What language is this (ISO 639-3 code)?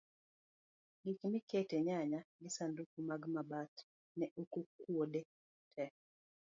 luo